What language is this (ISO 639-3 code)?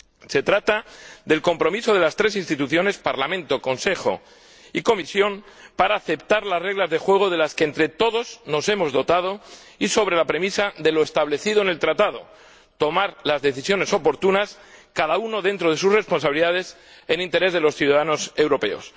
spa